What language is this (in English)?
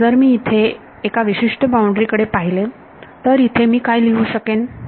Marathi